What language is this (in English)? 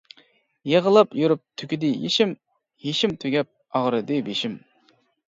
Uyghur